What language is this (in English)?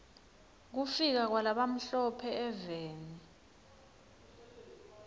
Swati